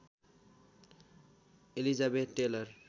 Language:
Nepali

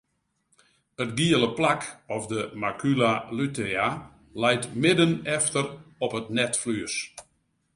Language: Western Frisian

